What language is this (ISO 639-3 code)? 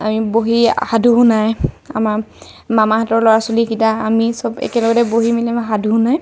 asm